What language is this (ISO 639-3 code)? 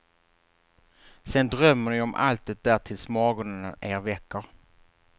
swe